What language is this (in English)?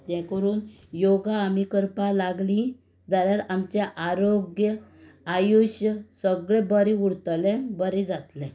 Konkani